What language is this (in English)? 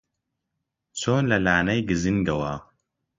Central Kurdish